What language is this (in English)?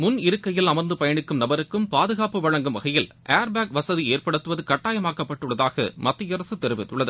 Tamil